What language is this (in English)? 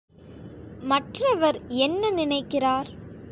Tamil